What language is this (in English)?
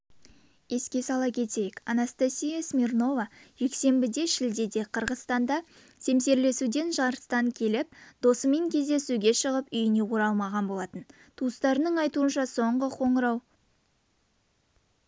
Kazakh